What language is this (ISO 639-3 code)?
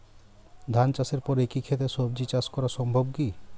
ben